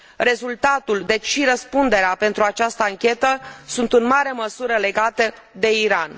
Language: Romanian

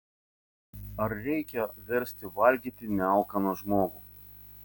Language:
Lithuanian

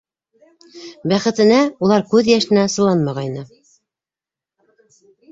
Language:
Bashkir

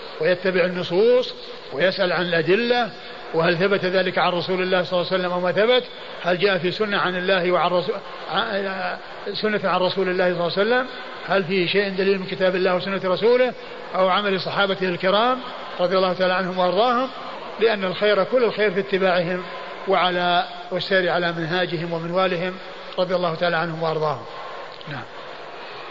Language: Arabic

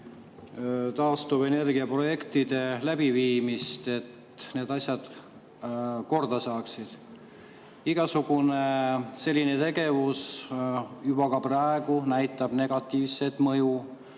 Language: Estonian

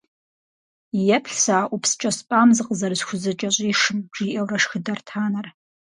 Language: Kabardian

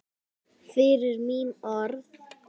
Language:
Icelandic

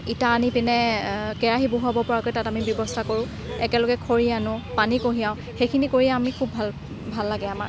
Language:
Assamese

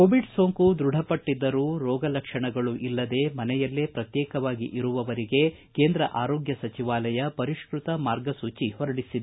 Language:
Kannada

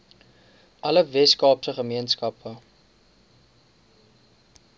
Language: Afrikaans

